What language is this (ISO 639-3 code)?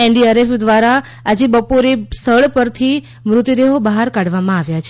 guj